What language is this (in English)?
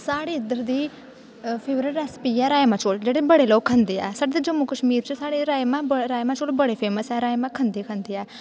Dogri